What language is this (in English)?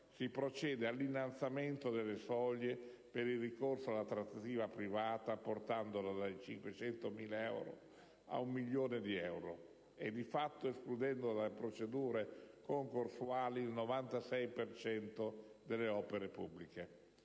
Italian